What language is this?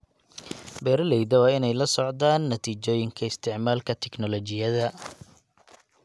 Somali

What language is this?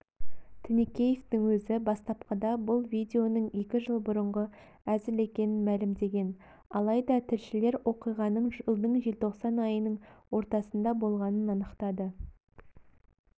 Kazakh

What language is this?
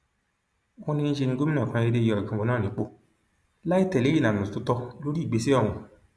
Yoruba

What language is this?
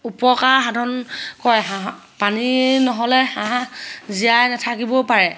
Assamese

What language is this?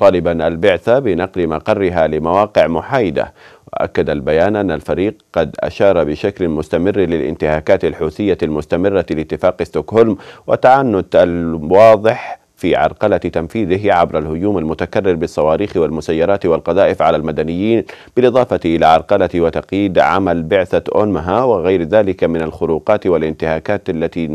Arabic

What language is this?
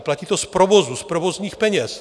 Czech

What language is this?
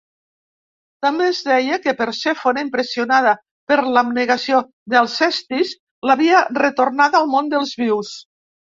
Catalan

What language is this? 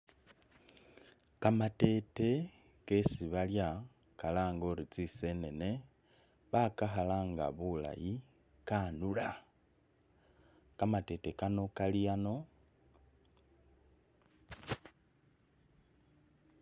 Masaaba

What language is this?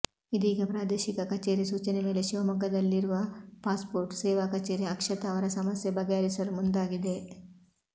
Kannada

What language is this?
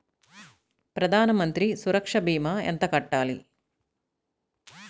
Telugu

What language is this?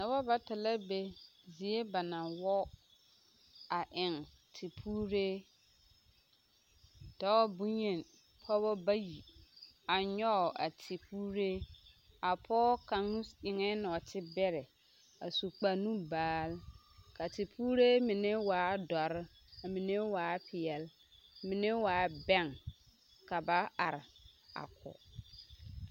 Southern Dagaare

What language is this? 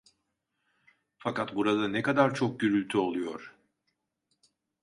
Turkish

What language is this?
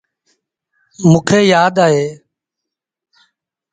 Sindhi Bhil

